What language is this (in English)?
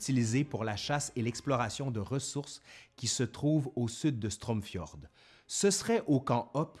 French